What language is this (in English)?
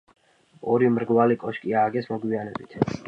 Georgian